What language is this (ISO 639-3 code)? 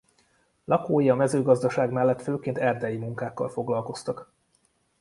hun